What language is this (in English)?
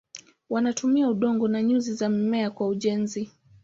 Swahili